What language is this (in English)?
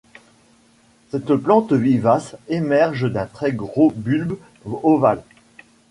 French